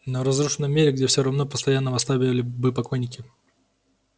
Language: Russian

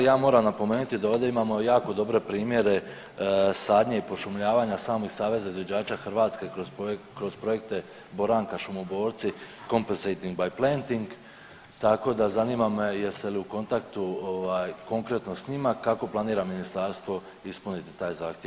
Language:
Croatian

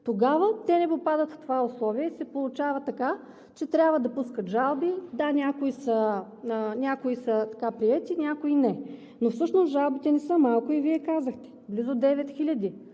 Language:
Bulgarian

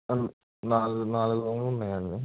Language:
Telugu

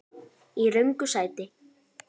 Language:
Icelandic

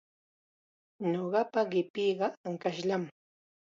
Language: Chiquián Ancash Quechua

